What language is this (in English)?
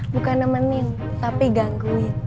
Indonesian